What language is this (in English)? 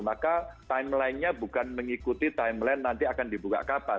Indonesian